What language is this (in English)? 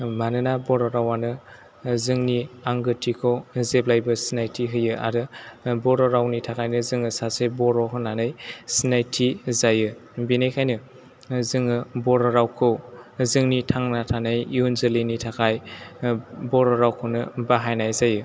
Bodo